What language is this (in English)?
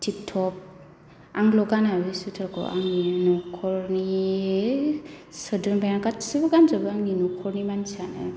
Bodo